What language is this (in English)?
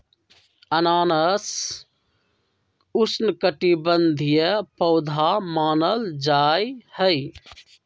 Magahi